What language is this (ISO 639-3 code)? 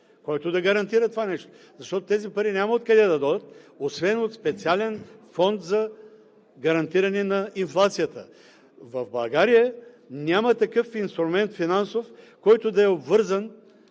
bul